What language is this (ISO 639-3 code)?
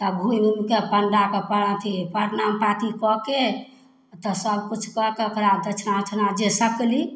mai